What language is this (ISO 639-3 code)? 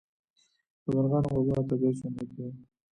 pus